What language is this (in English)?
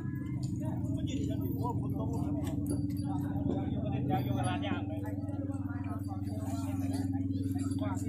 Thai